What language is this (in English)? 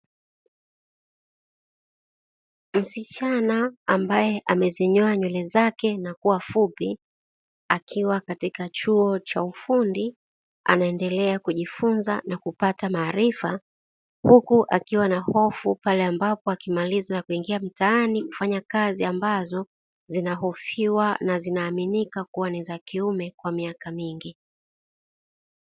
Swahili